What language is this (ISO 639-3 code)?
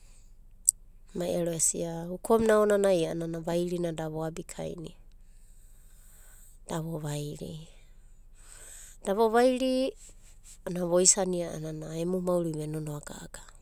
kbt